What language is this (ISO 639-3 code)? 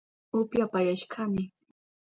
qup